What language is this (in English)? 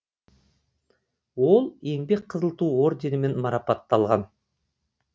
Kazakh